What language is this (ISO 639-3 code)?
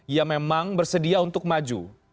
ind